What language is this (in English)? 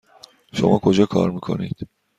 Persian